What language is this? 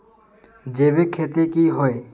Magahi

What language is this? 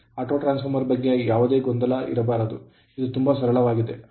Kannada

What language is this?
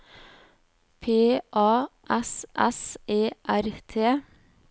Norwegian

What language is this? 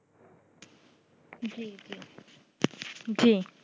Bangla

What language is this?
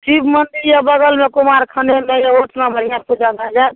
Maithili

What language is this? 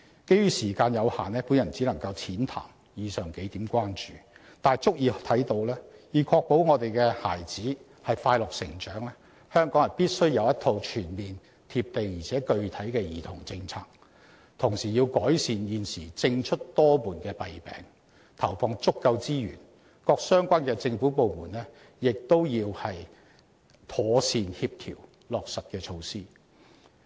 Cantonese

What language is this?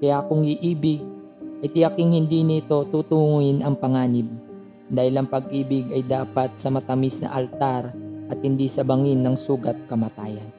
Filipino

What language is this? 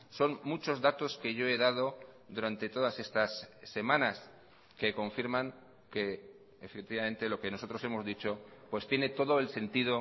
Spanish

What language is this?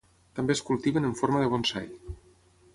Catalan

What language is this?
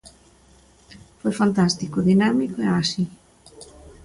Galician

